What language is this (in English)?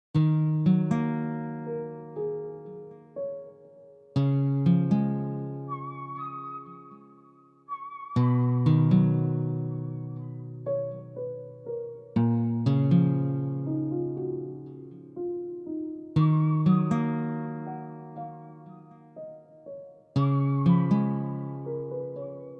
Turkish